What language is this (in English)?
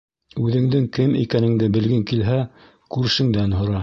Bashkir